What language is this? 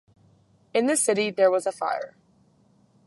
English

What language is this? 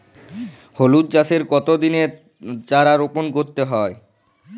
Bangla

